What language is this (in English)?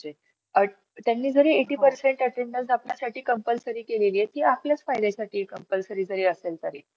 Marathi